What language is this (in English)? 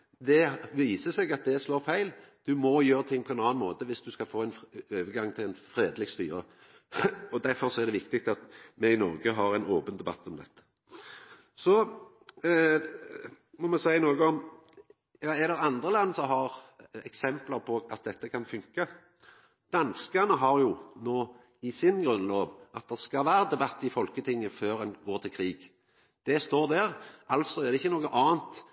Norwegian Nynorsk